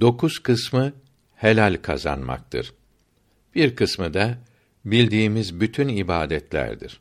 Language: Turkish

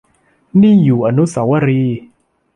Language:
Thai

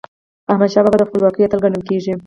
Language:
Pashto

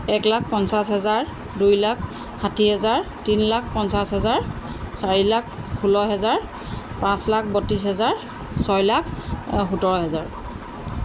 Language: Assamese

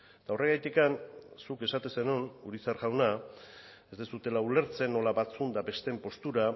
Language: Basque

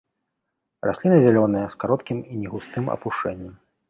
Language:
Belarusian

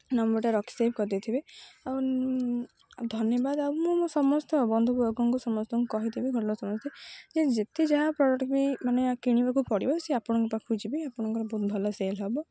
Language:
Odia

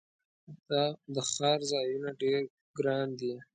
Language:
Pashto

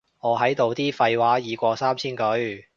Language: Cantonese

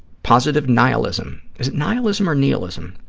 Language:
English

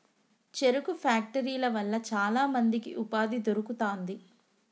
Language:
Telugu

